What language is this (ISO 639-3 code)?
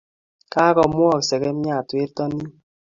kln